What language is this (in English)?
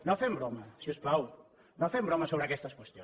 Catalan